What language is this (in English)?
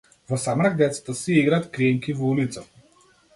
Macedonian